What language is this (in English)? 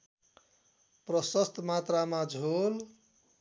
Nepali